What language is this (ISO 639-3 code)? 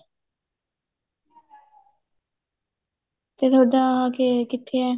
pan